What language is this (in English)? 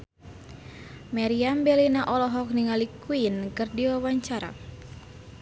Sundanese